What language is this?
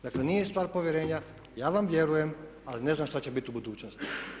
Croatian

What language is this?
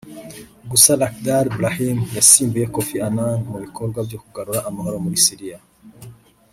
Kinyarwanda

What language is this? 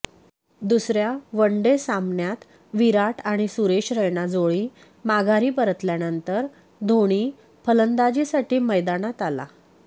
Marathi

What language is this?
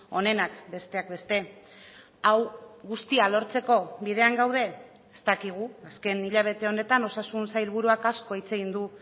Basque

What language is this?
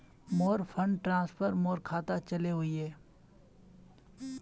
Magahi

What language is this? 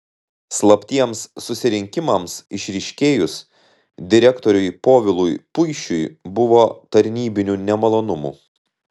Lithuanian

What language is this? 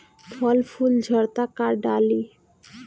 Bhojpuri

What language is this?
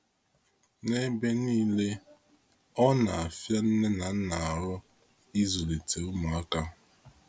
Igbo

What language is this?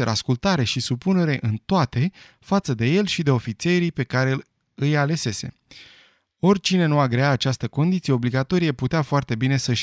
Romanian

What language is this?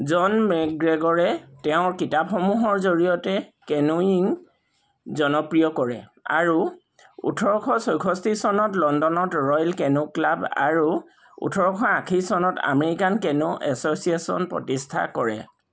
Assamese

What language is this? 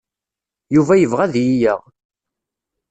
Kabyle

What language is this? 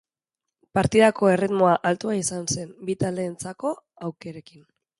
Basque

